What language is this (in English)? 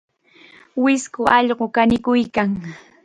Chiquián Ancash Quechua